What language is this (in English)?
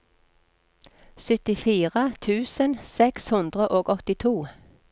Norwegian